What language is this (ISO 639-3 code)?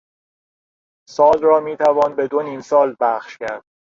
fas